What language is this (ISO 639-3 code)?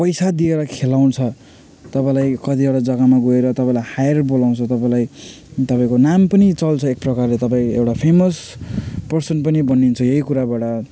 nep